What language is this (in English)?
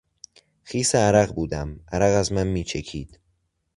Persian